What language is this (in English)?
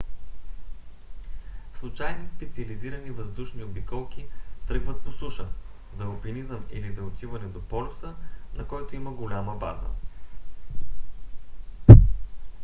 Bulgarian